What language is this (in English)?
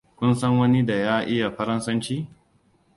Hausa